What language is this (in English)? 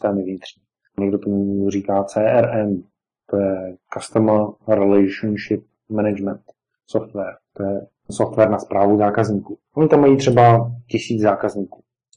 Czech